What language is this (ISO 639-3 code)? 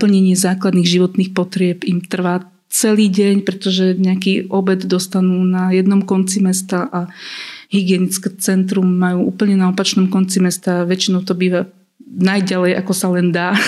slk